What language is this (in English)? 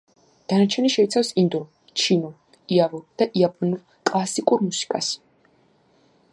Georgian